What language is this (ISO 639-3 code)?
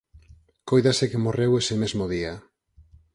glg